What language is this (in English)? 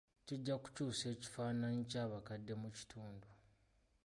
Ganda